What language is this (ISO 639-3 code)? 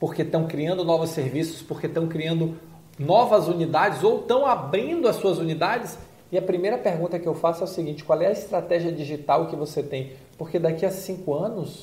por